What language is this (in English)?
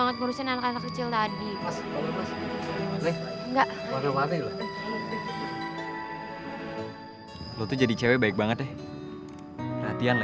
Indonesian